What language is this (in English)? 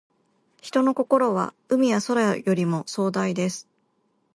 Japanese